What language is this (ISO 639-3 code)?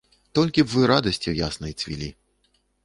bel